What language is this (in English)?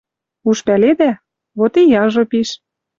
Western Mari